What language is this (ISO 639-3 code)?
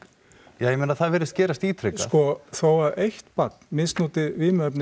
isl